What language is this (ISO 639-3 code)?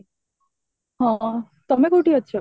ori